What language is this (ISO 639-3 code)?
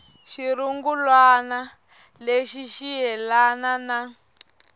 tso